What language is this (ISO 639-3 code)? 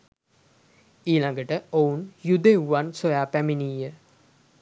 sin